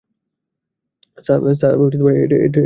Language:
Bangla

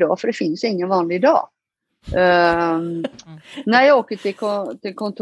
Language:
Swedish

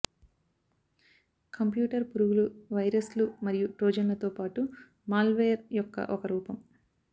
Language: Telugu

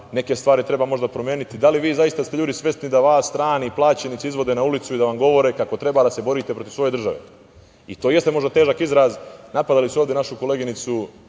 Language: Serbian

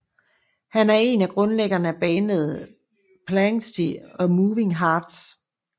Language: Danish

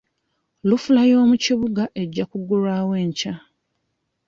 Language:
Ganda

